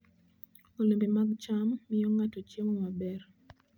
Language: Luo (Kenya and Tanzania)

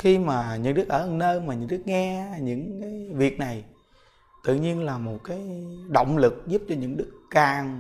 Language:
Vietnamese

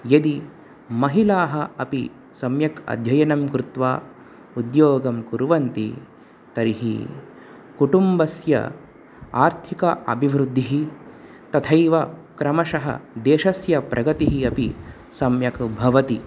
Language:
Sanskrit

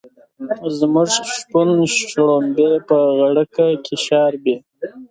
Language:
Pashto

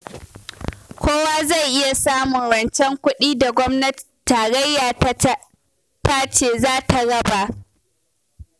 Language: Hausa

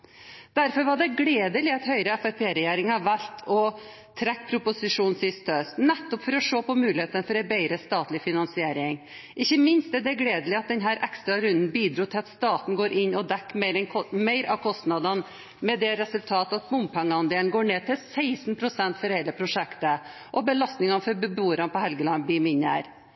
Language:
Norwegian Bokmål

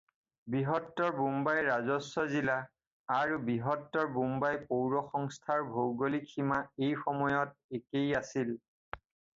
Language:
Assamese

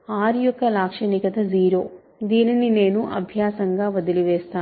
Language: Telugu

